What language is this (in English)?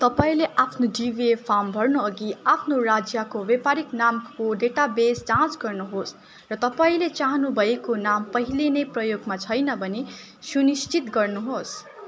Nepali